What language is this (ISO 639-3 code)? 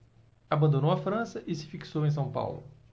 por